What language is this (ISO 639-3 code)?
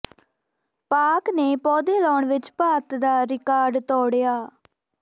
pan